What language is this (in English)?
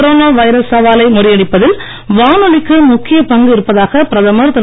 Tamil